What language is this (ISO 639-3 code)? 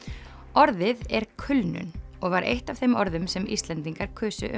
isl